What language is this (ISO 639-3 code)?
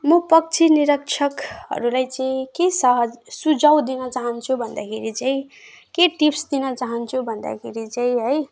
nep